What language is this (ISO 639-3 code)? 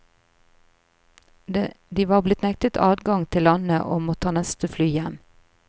nor